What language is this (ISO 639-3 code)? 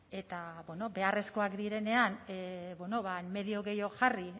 eus